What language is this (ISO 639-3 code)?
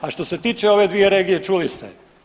hrv